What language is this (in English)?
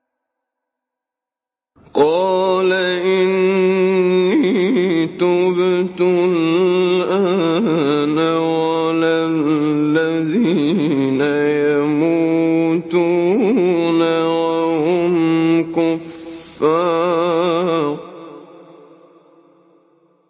Arabic